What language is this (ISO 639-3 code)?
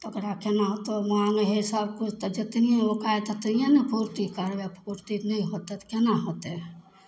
mai